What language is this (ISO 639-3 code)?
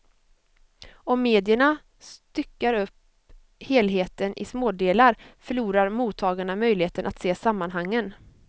swe